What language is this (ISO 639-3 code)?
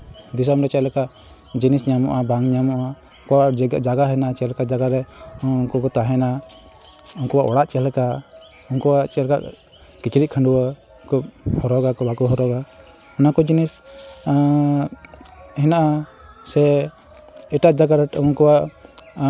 sat